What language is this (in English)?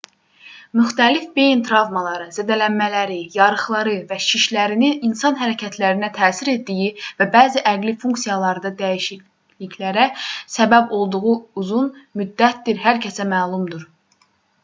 Azerbaijani